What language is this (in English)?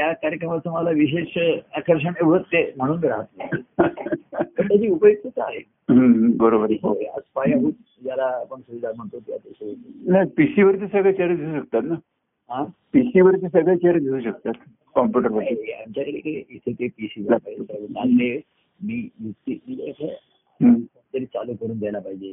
Marathi